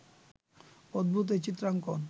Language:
Bangla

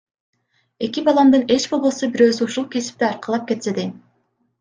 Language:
Kyrgyz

